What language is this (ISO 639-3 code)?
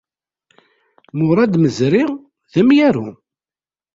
kab